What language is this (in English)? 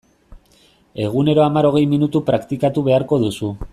Basque